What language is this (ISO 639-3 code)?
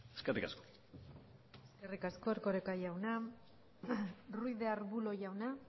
eus